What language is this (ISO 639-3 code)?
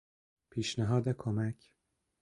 fas